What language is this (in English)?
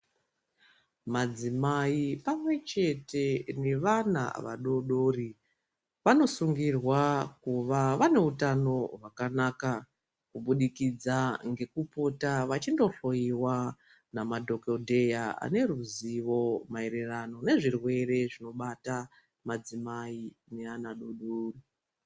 Ndau